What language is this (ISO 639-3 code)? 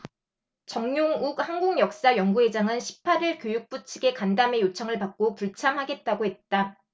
kor